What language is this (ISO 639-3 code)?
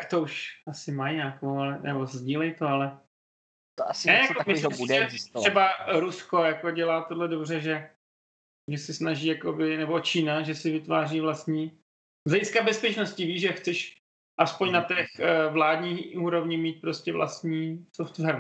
ces